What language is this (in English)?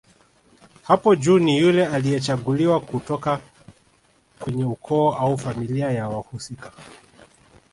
Swahili